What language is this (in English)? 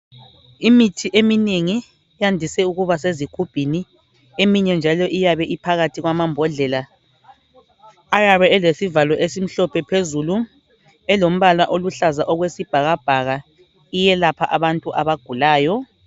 North Ndebele